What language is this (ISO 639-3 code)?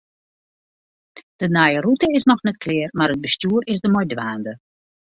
fry